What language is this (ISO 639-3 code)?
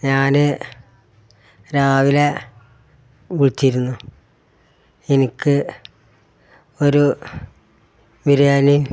mal